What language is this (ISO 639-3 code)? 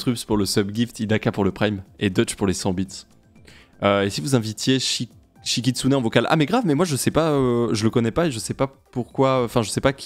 fra